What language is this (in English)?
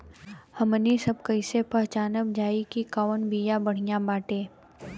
Bhojpuri